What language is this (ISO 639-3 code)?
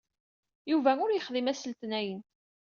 kab